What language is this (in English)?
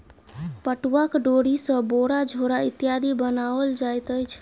Maithili